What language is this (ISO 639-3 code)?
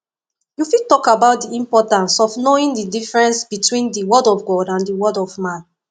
pcm